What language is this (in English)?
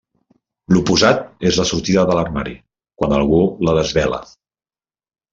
Catalan